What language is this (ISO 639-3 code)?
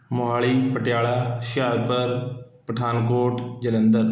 pan